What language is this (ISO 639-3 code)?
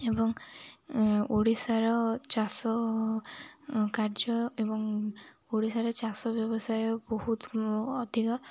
ori